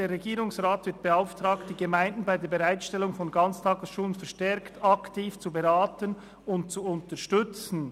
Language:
Swiss German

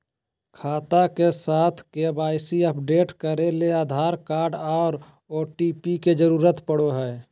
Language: Magahi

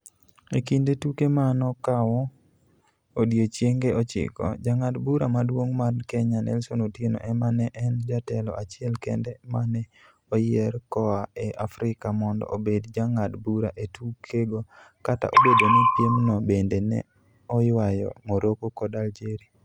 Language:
Luo (Kenya and Tanzania)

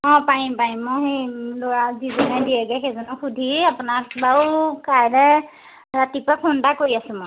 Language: Assamese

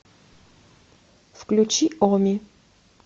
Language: Russian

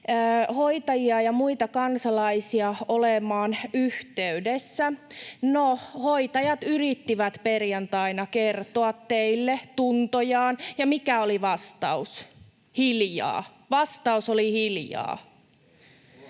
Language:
Finnish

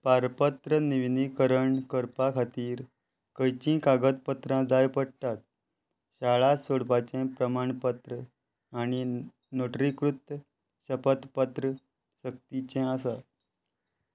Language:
Konkani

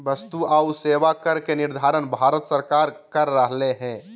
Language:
Magahi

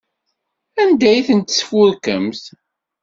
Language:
Kabyle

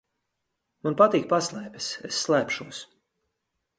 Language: Latvian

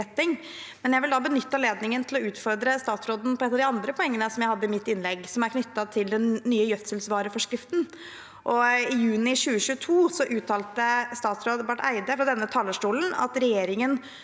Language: Norwegian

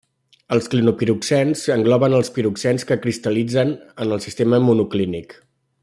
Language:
Catalan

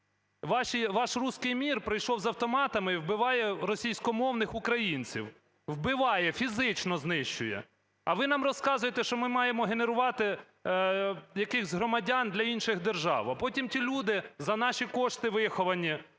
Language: Ukrainian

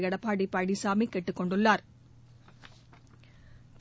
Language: Tamil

